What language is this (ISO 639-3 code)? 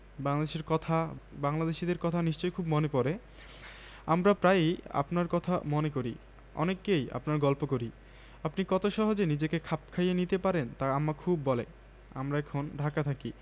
ben